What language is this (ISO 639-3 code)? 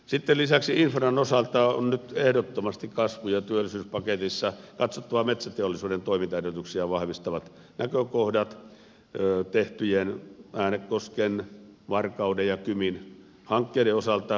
fin